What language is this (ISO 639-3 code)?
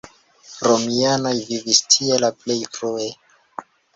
epo